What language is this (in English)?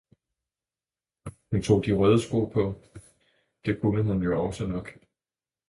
Danish